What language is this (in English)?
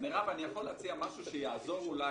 Hebrew